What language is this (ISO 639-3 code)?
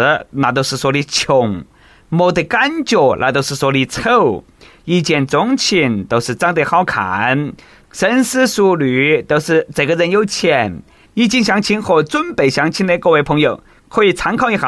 zho